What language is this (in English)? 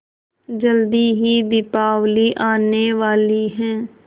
Hindi